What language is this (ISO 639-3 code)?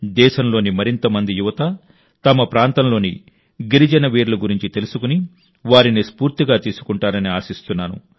tel